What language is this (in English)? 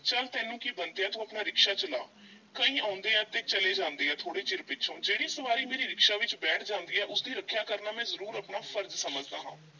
Punjabi